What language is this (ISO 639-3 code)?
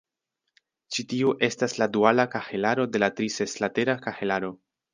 epo